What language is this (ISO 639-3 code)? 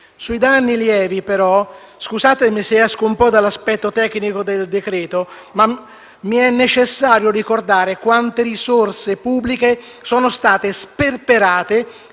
ita